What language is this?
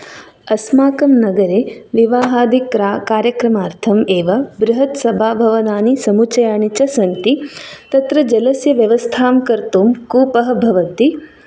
Sanskrit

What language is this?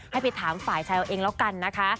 Thai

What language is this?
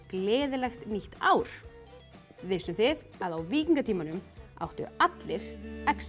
Icelandic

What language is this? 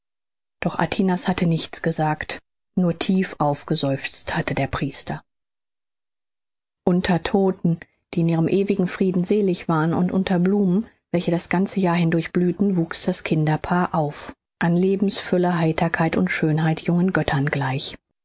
German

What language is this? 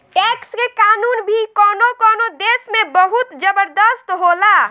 Bhojpuri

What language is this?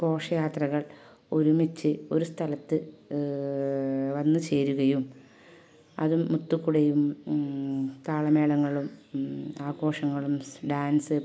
Malayalam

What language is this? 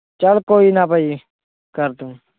Punjabi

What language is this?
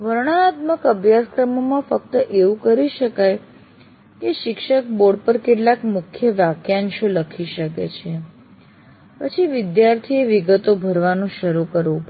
Gujarati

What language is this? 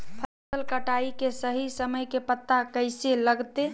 Magahi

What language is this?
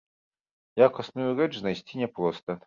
Belarusian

